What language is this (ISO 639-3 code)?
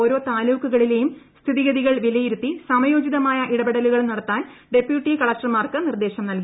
mal